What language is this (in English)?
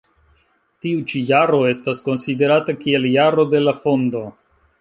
Esperanto